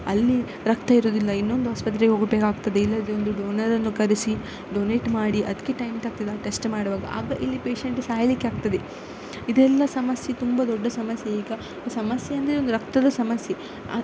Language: Kannada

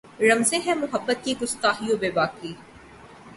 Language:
Urdu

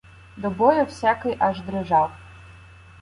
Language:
Ukrainian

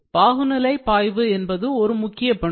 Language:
Tamil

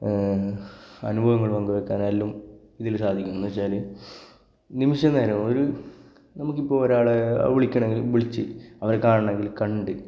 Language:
Malayalam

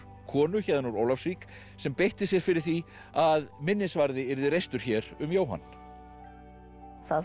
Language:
Icelandic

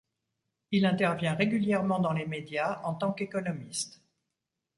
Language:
French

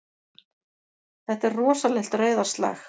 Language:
Icelandic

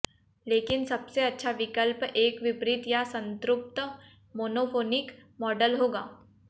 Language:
Hindi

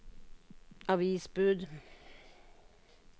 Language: Norwegian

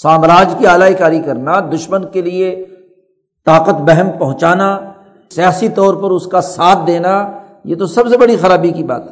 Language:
Urdu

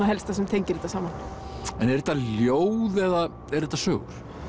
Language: Icelandic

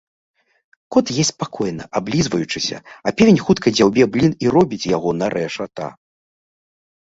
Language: Belarusian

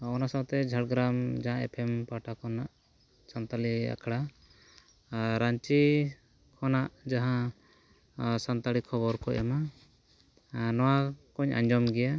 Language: Santali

